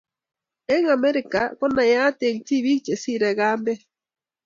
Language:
Kalenjin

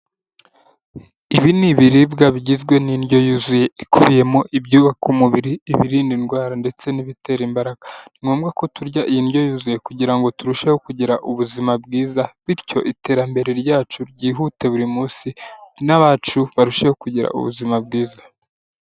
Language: Kinyarwanda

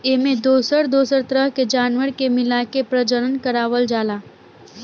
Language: Bhojpuri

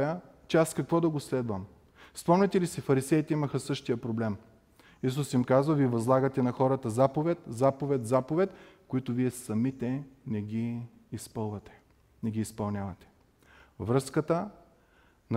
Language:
Bulgarian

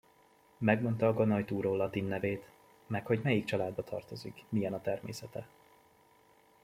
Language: Hungarian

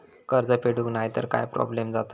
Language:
Marathi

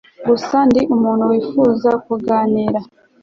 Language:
Kinyarwanda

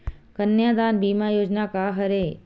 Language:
Chhattisgarhi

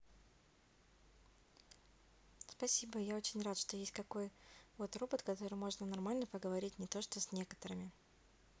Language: Russian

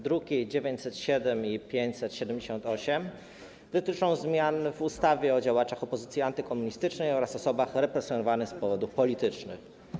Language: Polish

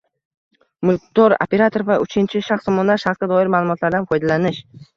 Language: Uzbek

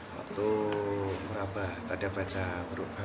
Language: Indonesian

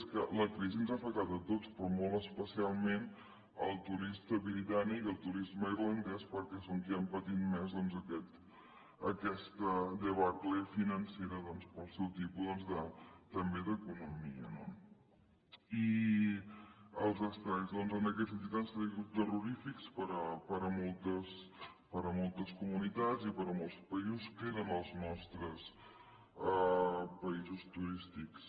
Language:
Catalan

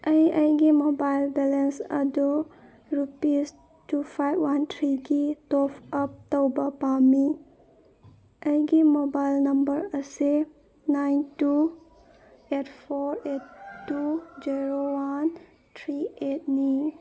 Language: Manipuri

